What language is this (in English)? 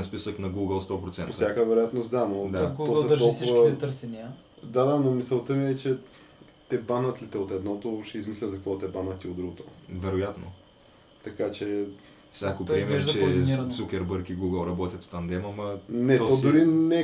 Bulgarian